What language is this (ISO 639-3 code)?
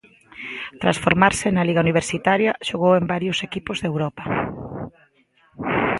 glg